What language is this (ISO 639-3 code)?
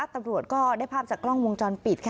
tha